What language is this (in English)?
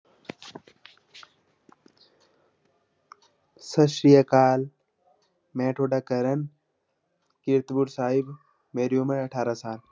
Punjabi